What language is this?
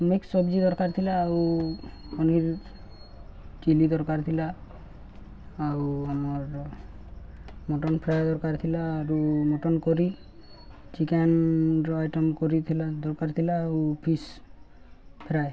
Odia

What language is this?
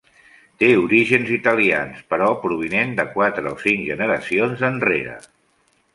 Catalan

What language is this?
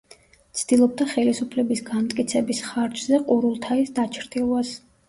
Georgian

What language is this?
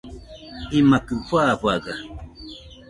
Nüpode Huitoto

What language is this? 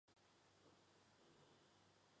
Chinese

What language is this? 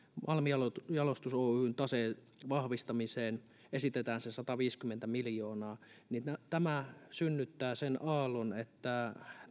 Finnish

